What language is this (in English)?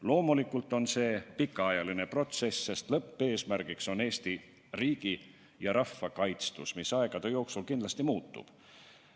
Estonian